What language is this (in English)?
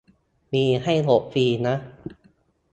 Thai